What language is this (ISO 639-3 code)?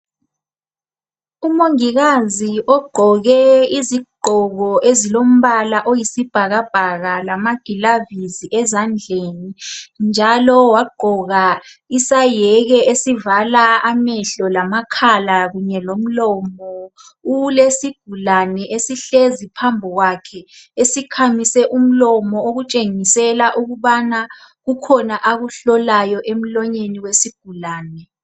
nde